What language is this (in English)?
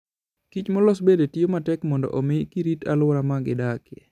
Luo (Kenya and Tanzania)